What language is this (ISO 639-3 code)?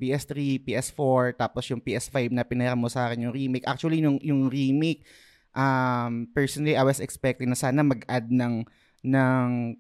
fil